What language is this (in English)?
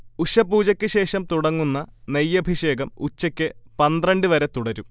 Malayalam